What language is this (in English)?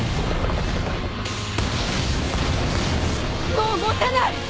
Japanese